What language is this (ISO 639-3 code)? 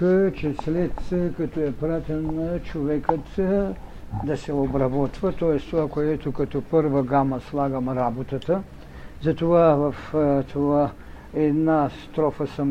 bul